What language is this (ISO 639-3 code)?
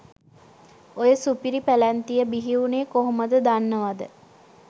sin